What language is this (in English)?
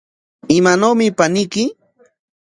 Corongo Ancash Quechua